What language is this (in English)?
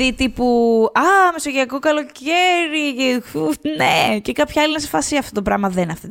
Greek